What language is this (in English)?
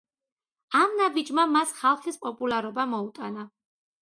Georgian